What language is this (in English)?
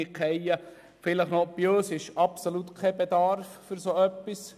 Swiss German